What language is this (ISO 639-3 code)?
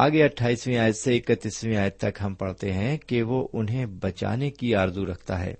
urd